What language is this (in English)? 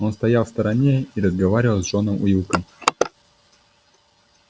Russian